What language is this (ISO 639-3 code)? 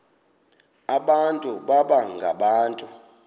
xho